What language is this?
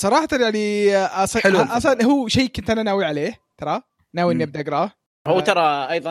Arabic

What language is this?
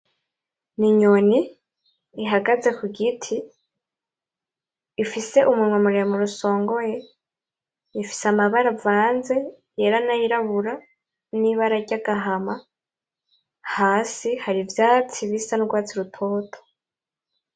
Rundi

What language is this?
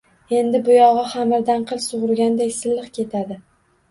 Uzbek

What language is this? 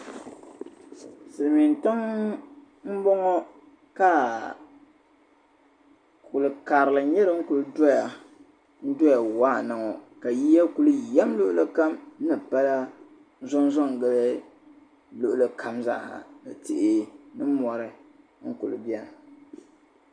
Dagbani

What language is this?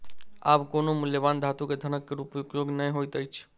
Maithili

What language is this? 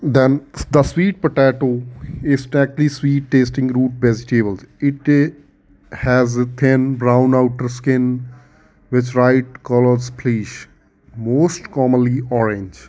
Punjabi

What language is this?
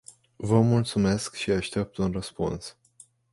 Romanian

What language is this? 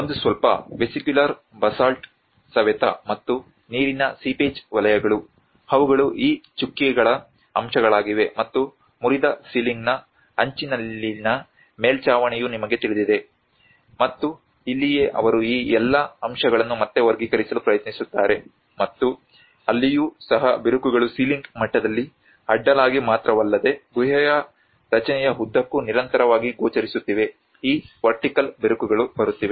Kannada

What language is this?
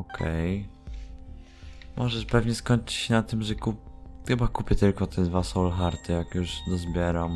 Polish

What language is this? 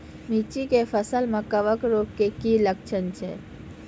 Maithili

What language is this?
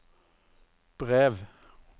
Norwegian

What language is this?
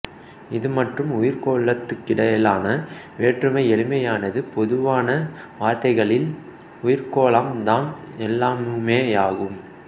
Tamil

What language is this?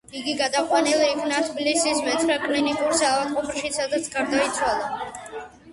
Georgian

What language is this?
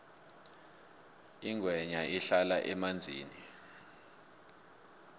South Ndebele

